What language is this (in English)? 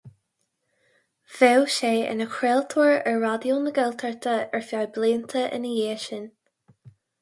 Irish